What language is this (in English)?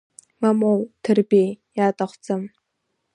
Abkhazian